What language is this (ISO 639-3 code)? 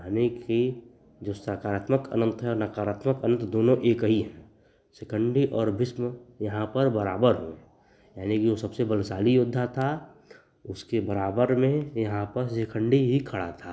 hin